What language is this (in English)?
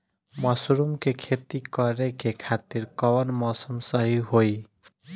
Bhojpuri